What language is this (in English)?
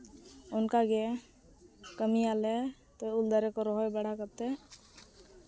Santali